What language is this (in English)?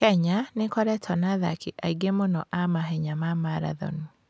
Kikuyu